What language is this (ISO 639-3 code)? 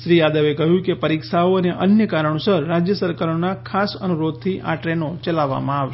guj